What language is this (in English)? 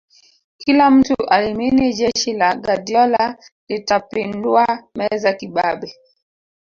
Swahili